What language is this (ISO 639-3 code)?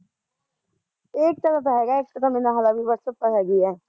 pan